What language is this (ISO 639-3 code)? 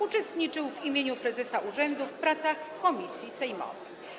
pol